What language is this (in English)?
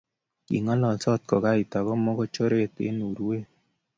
Kalenjin